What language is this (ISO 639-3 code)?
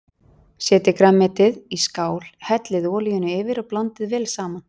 isl